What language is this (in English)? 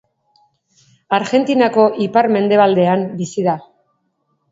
Basque